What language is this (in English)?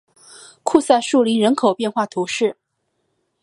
Chinese